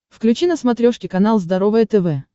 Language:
Russian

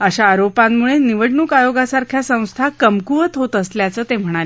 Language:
Marathi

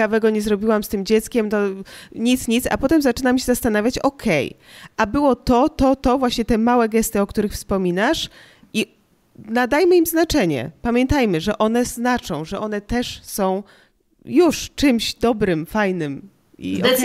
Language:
Polish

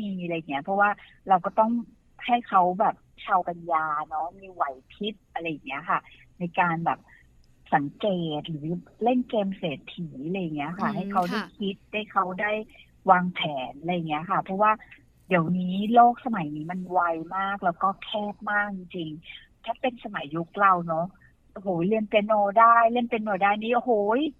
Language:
Thai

